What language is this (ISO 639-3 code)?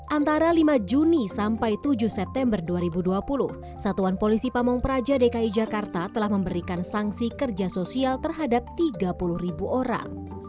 ind